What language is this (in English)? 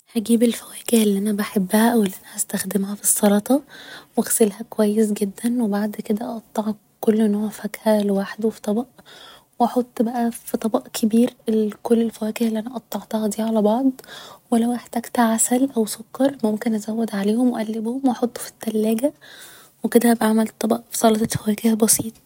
Egyptian Arabic